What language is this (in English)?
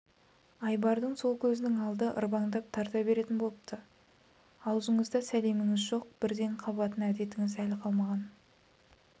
Kazakh